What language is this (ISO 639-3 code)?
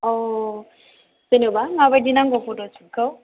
brx